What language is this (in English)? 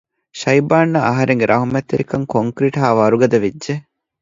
Divehi